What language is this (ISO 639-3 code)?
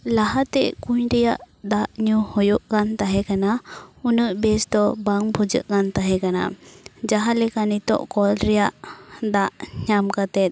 sat